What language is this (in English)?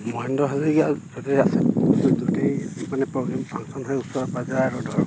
Assamese